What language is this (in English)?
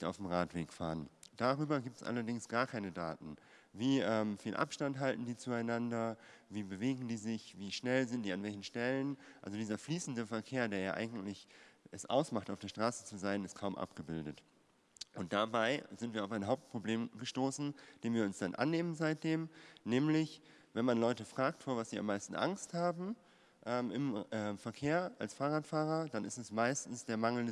German